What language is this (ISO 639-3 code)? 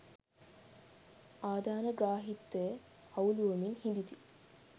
sin